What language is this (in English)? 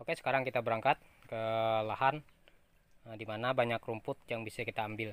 Indonesian